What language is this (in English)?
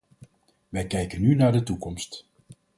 Dutch